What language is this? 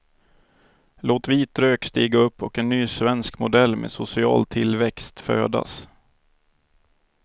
Swedish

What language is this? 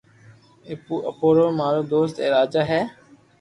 Loarki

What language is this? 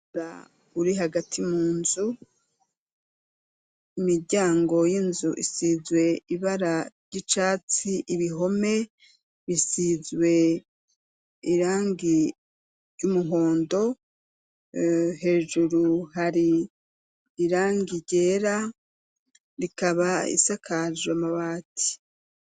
Rundi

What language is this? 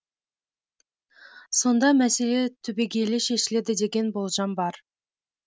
Kazakh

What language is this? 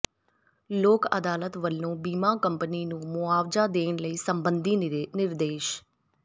Punjabi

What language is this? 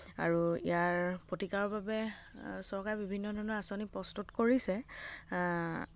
Assamese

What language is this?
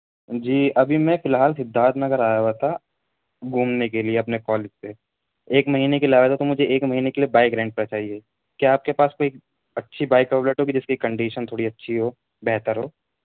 Urdu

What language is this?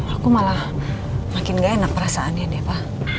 Indonesian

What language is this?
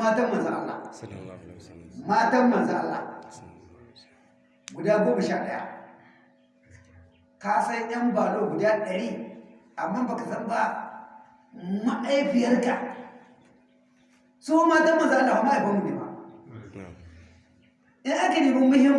Hausa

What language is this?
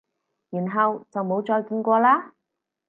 Cantonese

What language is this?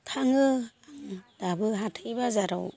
Bodo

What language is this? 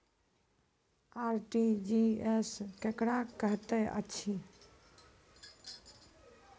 Maithili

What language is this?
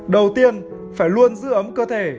Vietnamese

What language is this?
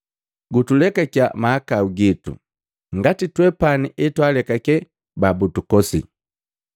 Matengo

